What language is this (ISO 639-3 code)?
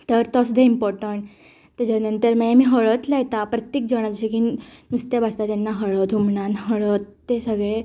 kok